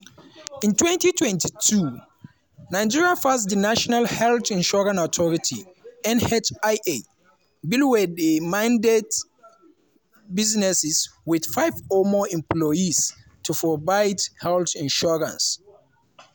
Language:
Nigerian Pidgin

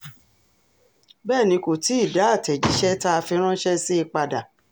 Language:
Yoruba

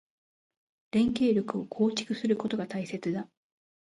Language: Japanese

